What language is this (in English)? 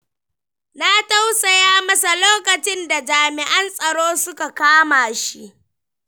Hausa